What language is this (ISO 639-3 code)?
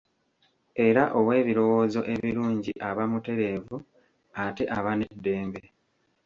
lug